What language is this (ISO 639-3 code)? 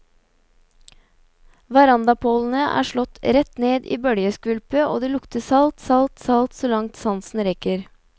nor